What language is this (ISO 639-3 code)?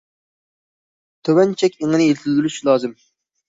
uig